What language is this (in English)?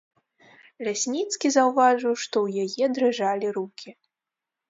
Belarusian